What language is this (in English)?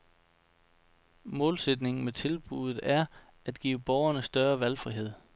Danish